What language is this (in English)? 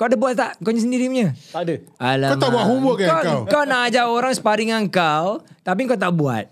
Malay